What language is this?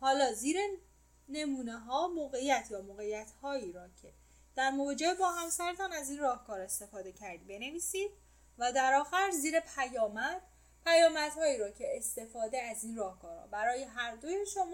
Persian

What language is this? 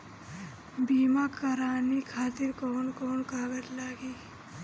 Bhojpuri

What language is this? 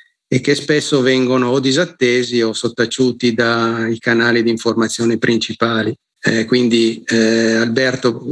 Italian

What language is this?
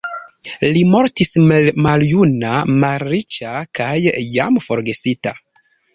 Esperanto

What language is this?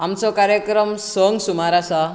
Konkani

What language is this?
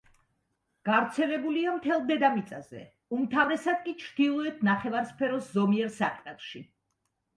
Georgian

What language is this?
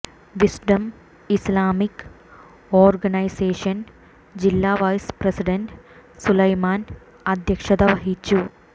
Malayalam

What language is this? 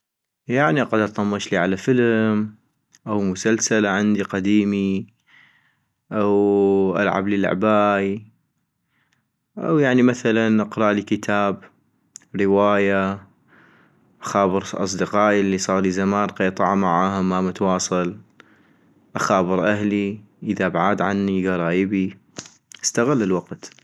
North Mesopotamian Arabic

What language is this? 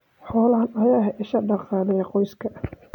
Somali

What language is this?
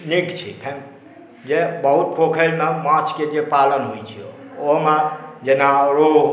Maithili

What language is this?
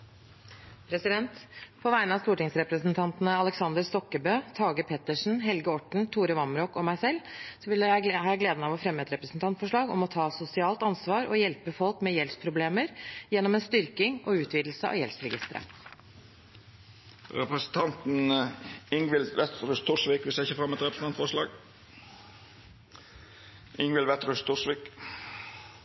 Norwegian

